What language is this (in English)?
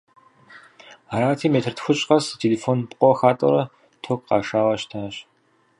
Kabardian